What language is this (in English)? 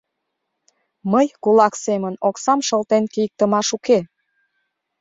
Mari